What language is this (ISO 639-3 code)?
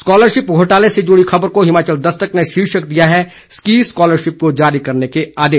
hin